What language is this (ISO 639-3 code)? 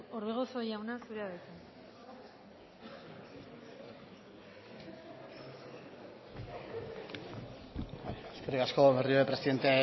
eus